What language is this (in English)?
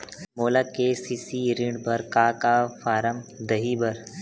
Chhattisgarhi